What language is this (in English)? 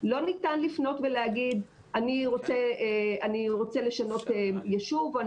Hebrew